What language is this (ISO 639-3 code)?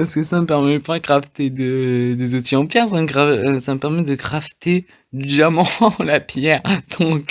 fra